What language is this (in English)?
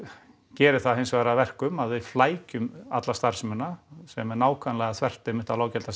Icelandic